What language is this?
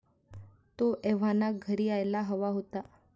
Marathi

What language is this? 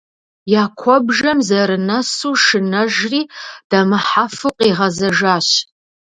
Kabardian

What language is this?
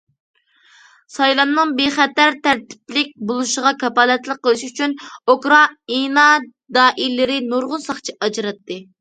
Uyghur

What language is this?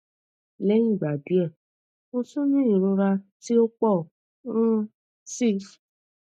Yoruba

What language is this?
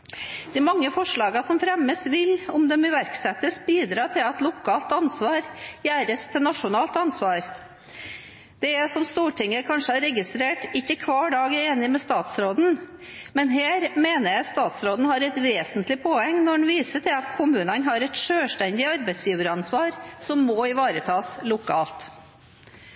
Norwegian Bokmål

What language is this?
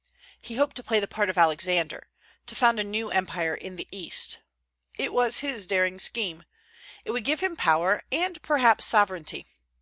English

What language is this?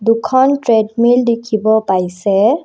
Assamese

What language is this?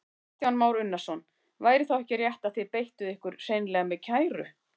Icelandic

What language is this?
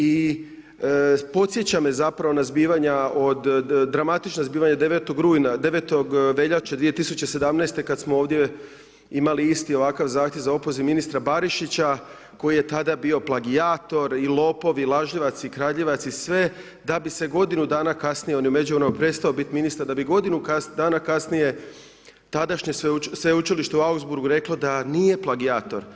Croatian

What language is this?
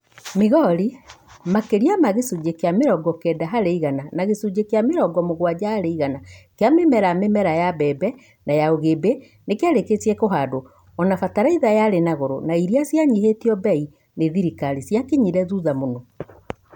Kikuyu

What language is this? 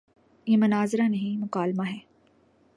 Urdu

